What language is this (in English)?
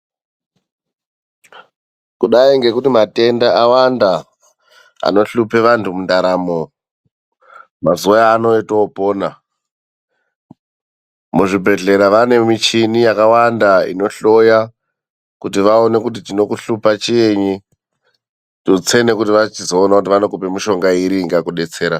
Ndau